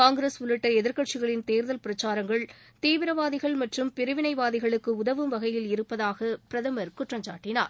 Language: Tamil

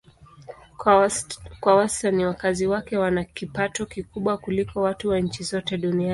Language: Swahili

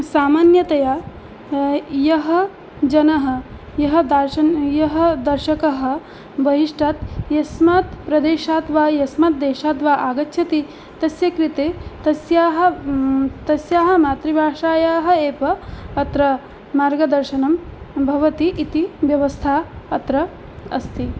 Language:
Sanskrit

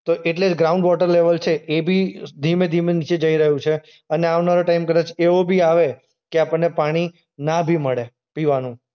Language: Gujarati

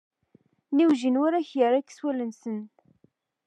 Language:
Kabyle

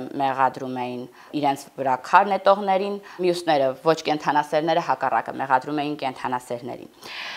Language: Romanian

